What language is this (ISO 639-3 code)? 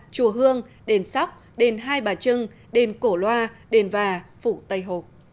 vie